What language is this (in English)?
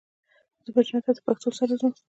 Pashto